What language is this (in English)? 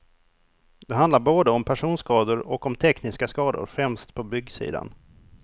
Swedish